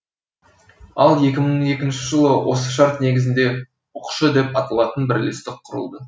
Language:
Kazakh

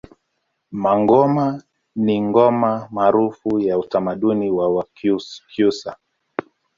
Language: Swahili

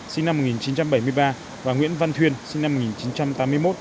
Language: Vietnamese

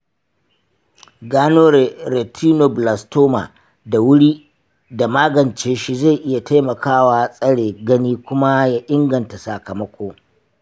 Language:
Hausa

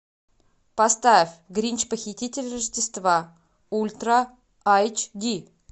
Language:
Russian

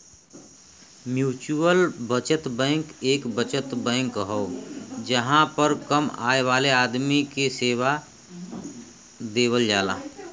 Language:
Bhojpuri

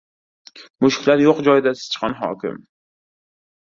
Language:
Uzbek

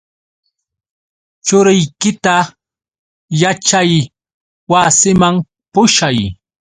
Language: Yauyos Quechua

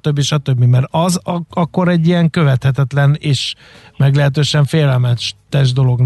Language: Hungarian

